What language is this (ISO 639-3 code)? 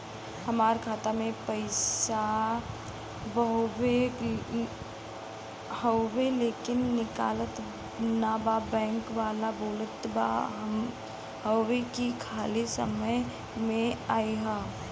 bho